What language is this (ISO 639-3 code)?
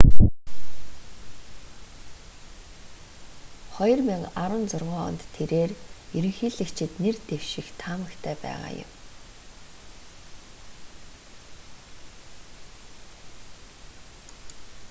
mon